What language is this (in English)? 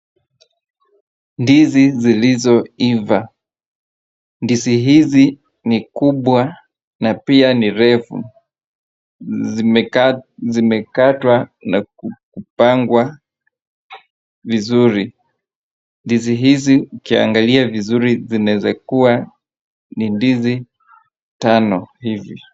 Swahili